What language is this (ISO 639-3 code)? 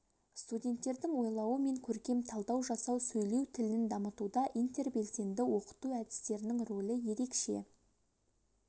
kaz